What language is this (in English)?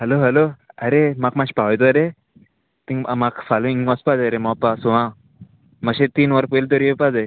Konkani